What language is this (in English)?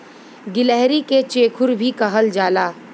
Bhojpuri